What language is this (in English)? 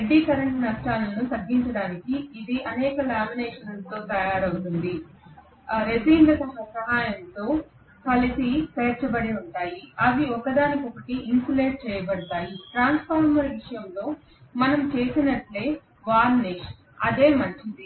Telugu